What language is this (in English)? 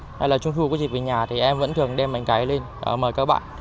Vietnamese